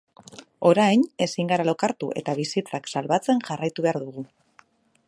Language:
Basque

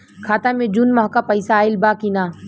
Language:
Bhojpuri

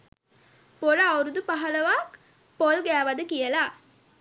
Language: Sinhala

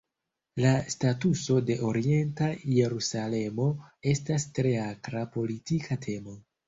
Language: Esperanto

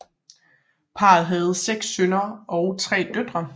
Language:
Danish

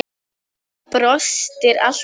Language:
Icelandic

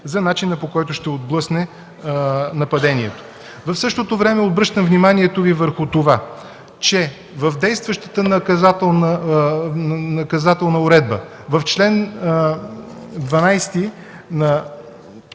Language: Bulgarian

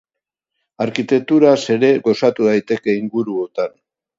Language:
Basque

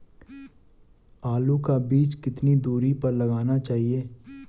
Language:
Hindi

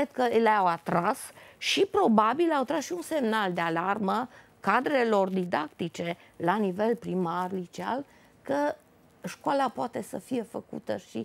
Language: Romanian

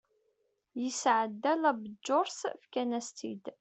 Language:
Kabyle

